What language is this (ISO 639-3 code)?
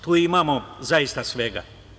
srp